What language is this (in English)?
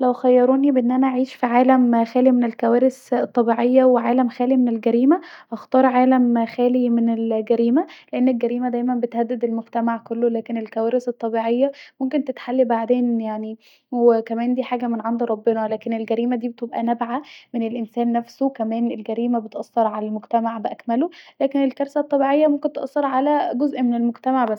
Egyptian Arabic